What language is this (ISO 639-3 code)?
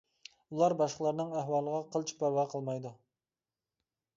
uig